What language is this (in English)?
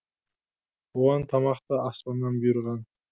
Kazakh